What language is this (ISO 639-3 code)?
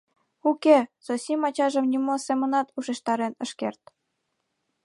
chm